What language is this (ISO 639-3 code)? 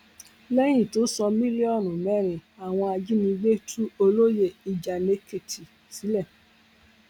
yor